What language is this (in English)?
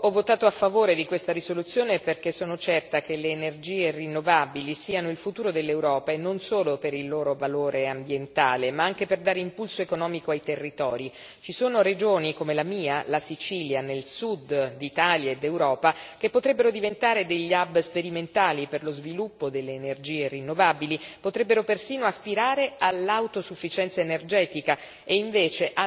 Italian